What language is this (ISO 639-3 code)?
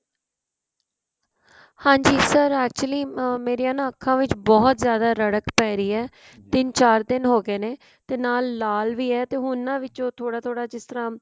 pan